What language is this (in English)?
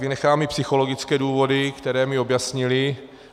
Czech